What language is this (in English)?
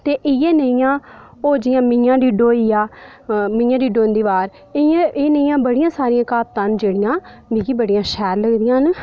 Dogri